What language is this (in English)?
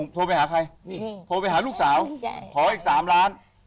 Thai